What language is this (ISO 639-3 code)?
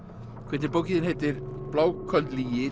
isl